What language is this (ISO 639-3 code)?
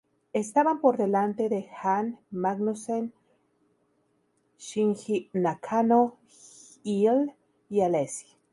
spa